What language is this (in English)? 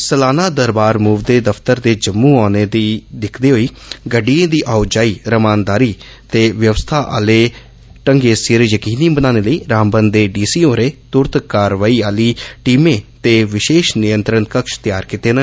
Dogri